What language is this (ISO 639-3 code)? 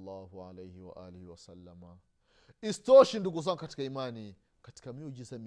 swa